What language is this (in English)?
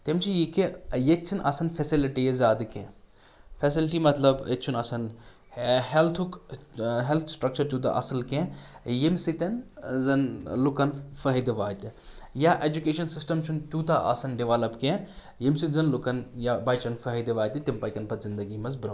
Kashmiri